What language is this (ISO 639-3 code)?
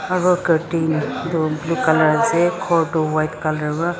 nag